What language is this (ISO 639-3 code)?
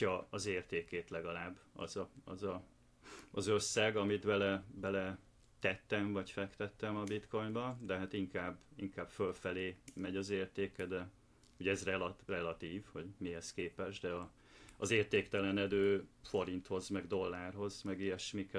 hun